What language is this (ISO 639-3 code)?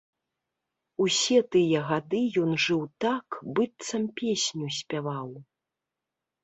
bel